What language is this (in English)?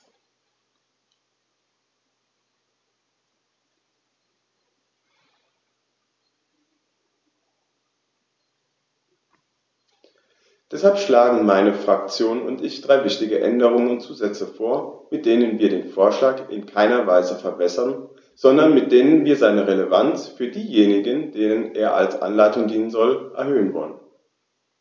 German